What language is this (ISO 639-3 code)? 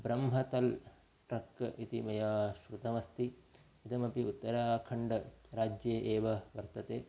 san